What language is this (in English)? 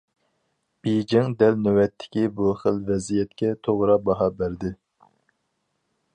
Uyghur